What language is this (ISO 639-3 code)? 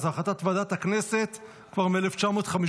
heb